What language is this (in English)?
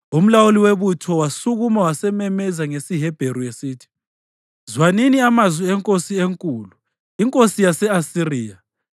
North Ndebele